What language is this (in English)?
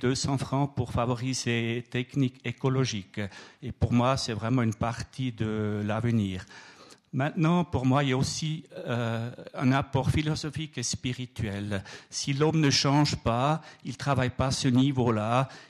French